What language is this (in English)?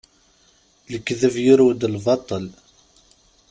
Kabyle